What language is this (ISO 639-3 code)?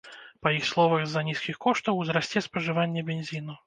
bel